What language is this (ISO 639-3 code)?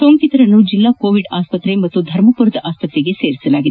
kan